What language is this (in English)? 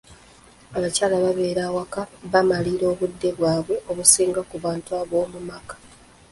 Ganda